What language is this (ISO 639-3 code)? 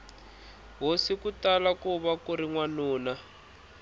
tso